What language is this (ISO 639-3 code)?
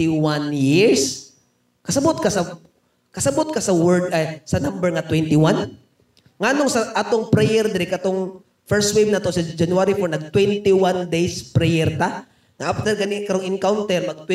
fil